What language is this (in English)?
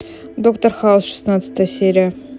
Russian